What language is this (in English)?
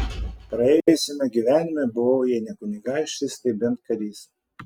Lithuanian